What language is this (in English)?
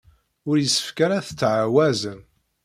Kabyle